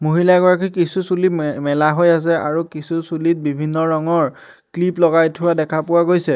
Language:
Assamese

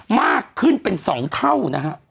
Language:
Thai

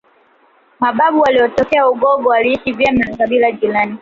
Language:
Swahili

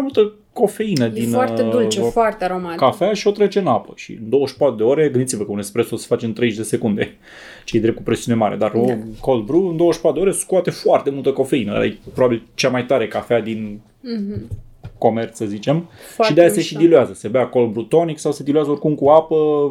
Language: Romanian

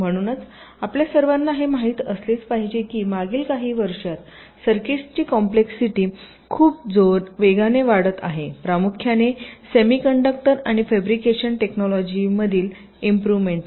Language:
Marathi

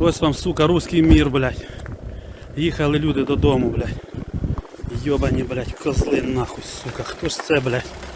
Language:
Russian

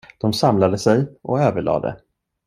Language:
Swedish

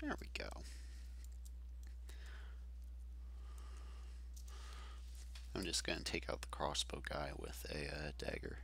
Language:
English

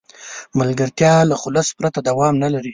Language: Pashto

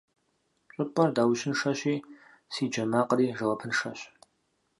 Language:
Kabardian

